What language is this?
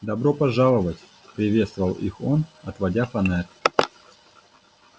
Russian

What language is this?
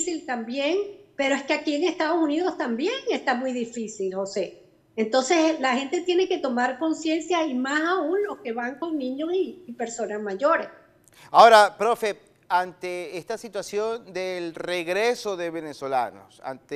Spanish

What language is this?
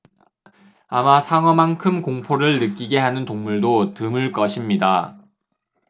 Korean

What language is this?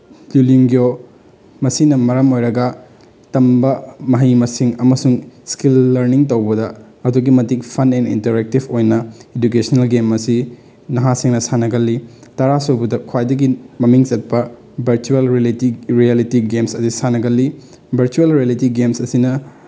Manipuri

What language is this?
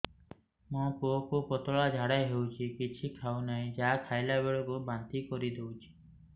Odia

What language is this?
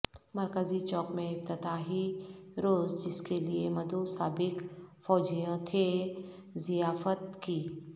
Urdu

